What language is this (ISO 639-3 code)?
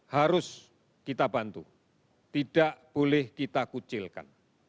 ind